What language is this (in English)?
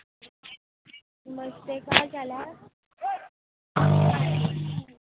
Dogri